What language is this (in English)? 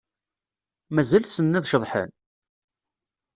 Kabyle